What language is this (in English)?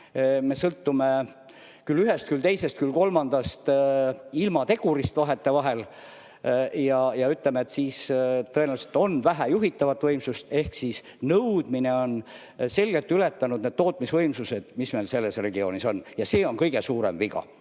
Estonian